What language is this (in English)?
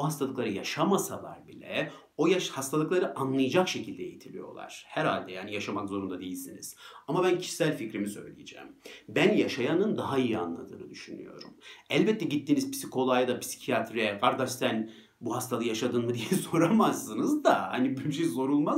Turkish